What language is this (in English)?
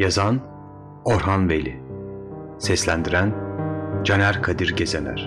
Turkish